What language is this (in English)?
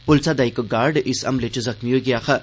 Dogri